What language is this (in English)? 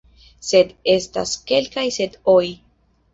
Esperanto